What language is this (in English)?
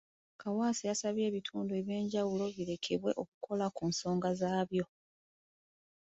Ganda